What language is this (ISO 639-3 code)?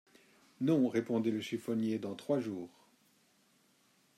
fra